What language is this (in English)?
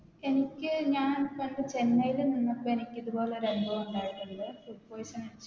Malayalam